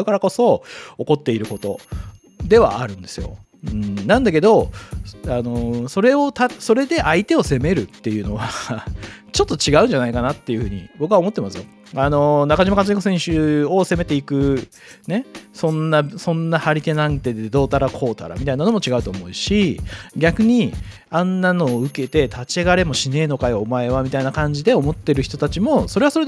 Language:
Japanese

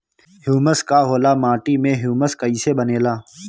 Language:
Bhojpuri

